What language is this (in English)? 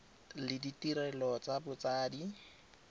Tswana